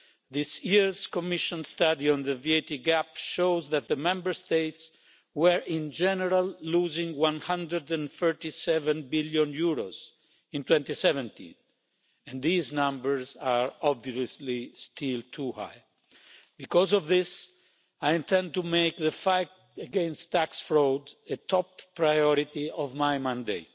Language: English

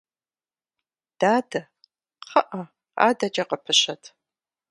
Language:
Kabardian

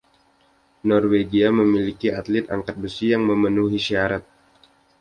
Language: Indonesian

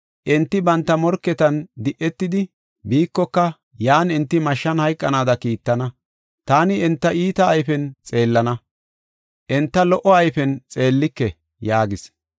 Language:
Gofa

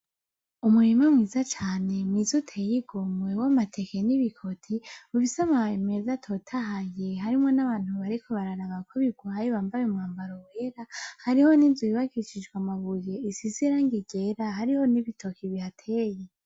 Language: Rundi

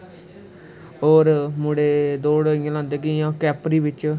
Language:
Dogri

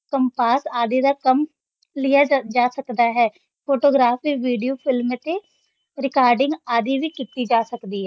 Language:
Punjabi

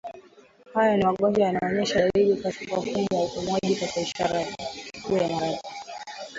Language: Swahili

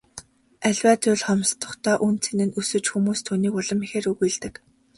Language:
Mongolian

